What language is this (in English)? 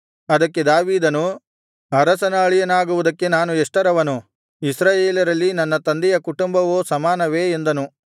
Kannada